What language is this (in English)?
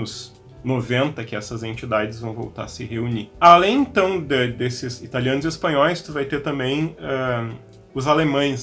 Portuguese